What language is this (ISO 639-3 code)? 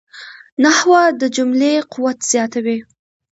pus